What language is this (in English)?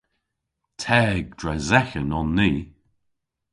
Cornish